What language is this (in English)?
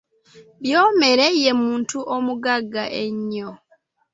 Ganda